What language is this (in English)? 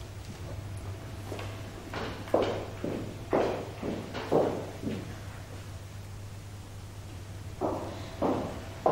Turkish